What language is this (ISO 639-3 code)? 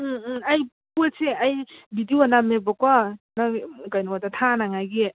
mni